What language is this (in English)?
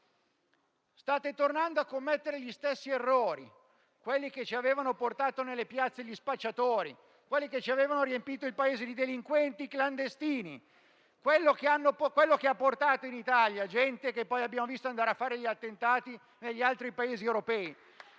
Italian